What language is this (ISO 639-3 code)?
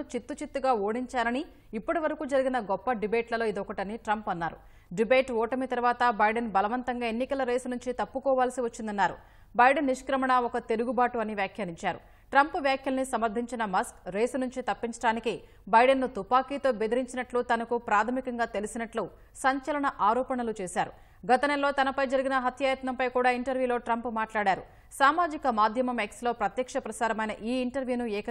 tel